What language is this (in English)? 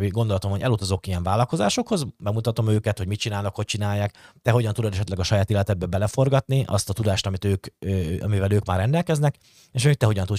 Hungarian